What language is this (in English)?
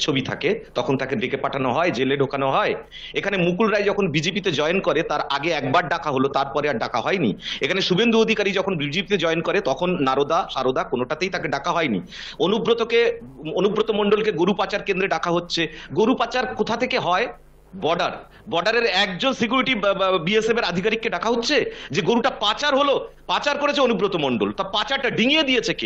Romanian